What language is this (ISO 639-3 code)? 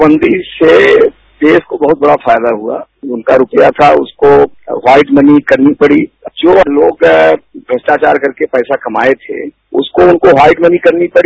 hin